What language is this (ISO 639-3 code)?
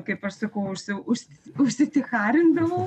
lit